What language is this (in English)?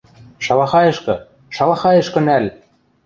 Western Mari